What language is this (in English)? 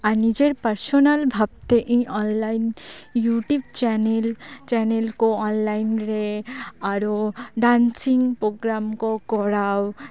Santali